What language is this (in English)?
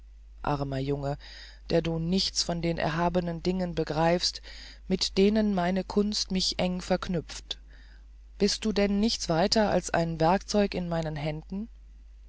German